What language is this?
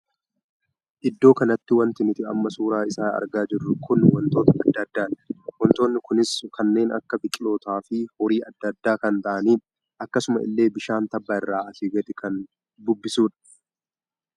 Oromo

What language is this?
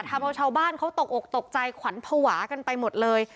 Thai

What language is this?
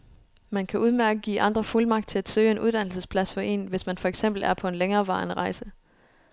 Danish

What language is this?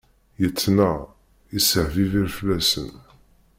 Kabyle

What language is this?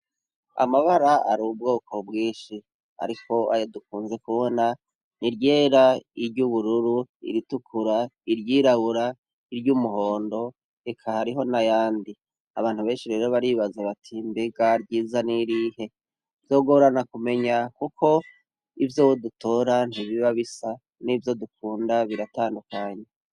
Rundi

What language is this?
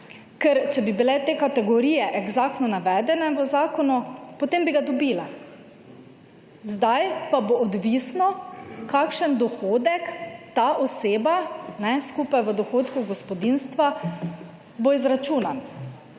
Slovenian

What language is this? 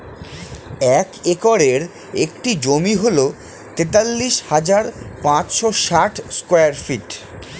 Bangla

